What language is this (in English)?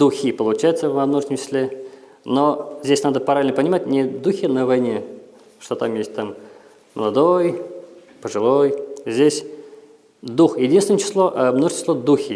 Russian